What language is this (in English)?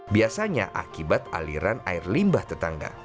Indonesian